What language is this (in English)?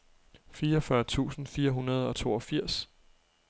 Danish